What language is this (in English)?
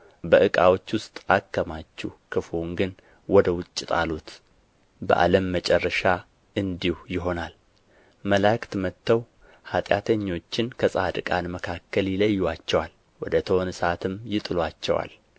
Amharic